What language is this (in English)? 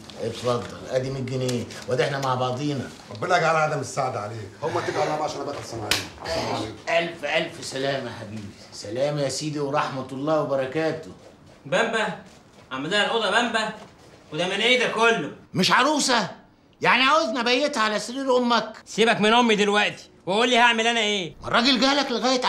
Arabic